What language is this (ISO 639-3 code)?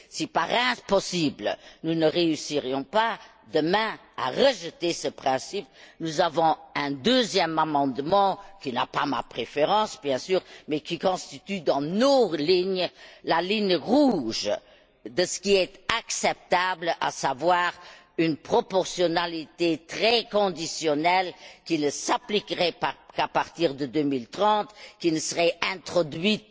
fra